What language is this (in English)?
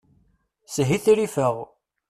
Kabyle